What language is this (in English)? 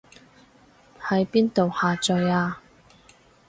Cantonese